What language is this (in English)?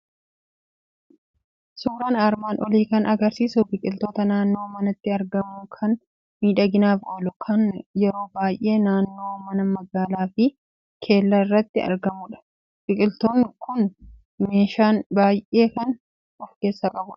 Oromo